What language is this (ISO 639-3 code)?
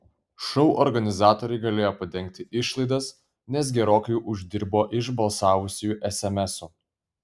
lit